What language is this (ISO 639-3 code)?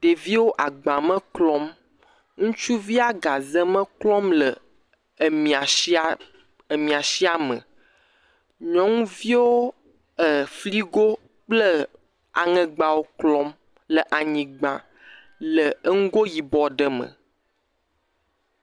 ewe